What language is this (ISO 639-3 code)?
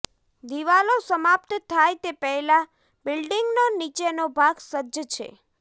guj